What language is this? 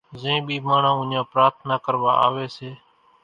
Kachi Koli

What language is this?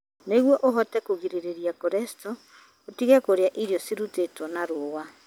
Kikuyu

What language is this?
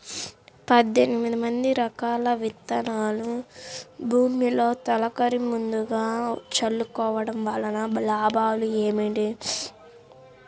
Telugu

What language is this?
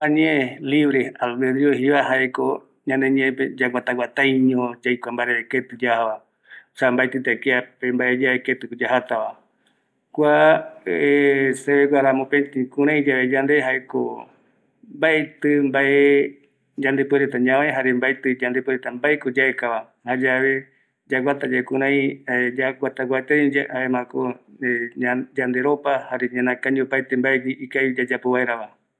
Eastern Bolivian Guaraní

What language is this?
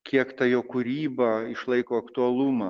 Lithuanian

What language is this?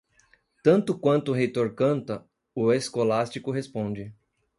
Portuguese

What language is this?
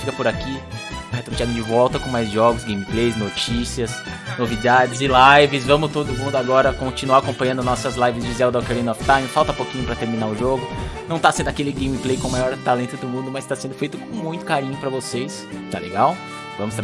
Portuguese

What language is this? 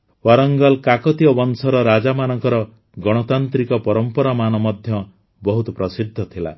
Odia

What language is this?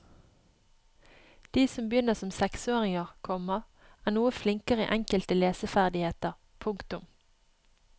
Norwegian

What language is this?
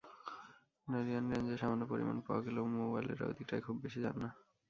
Bangla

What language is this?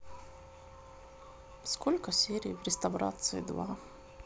Russian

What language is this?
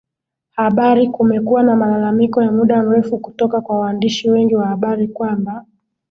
Swahili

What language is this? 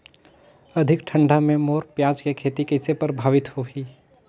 Chhattisgarhi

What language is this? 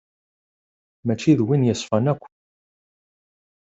Kabyle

